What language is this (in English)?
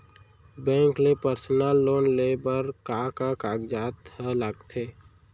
Chhattisgarhi